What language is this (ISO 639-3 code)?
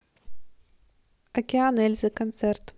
rus